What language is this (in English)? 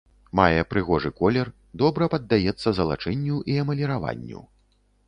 Belarusian